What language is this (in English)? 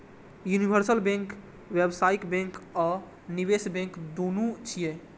Maithili